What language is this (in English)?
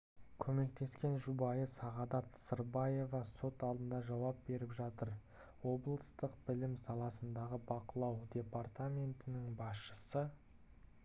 Kazakh